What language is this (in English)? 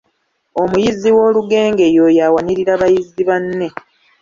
Ganda